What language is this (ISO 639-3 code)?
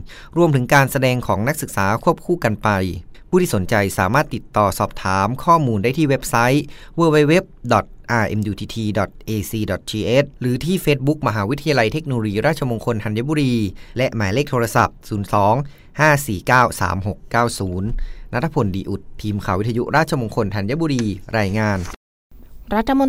tha